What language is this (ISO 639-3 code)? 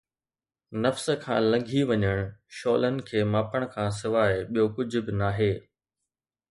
snd